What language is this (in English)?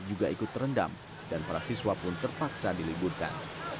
Indonesian